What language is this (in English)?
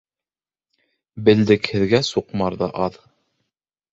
Bashkir